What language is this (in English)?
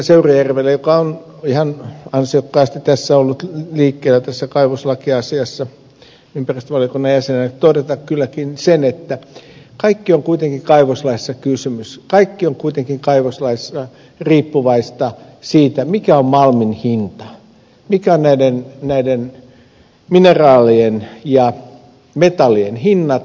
Finnish